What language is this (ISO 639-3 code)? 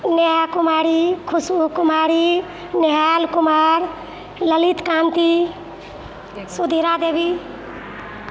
mai